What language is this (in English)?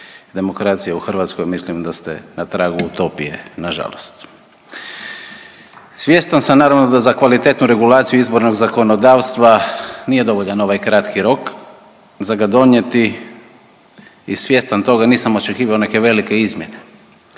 Croatian